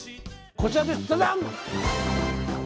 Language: Japanese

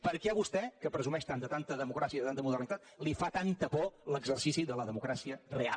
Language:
Catalan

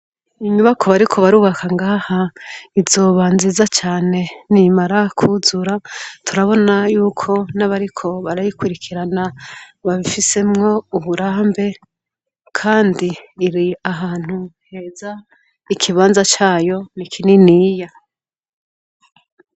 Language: Rundi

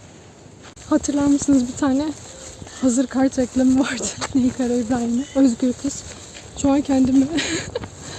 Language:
Turkish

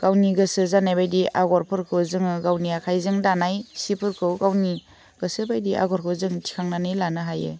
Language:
Bodo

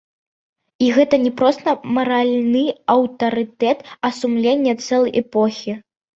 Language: Belarusian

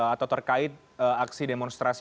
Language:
Indonesian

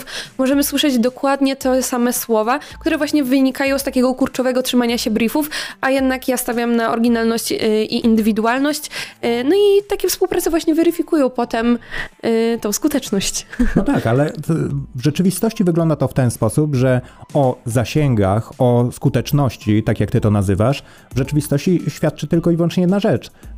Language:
Polish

